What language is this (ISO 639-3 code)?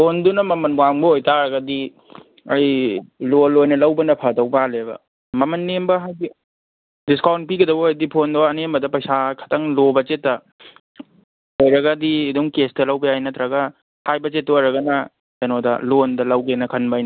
mni